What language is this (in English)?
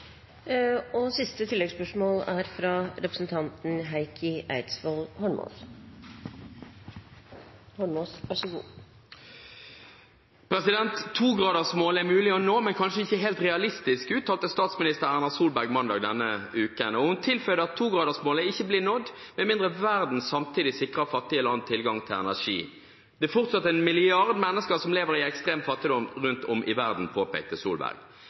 Norwegian